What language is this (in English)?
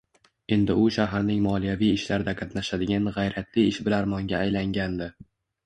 Uzbek